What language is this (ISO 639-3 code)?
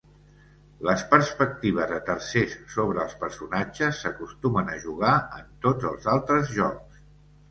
cat